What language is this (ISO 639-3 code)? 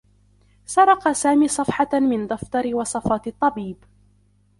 ara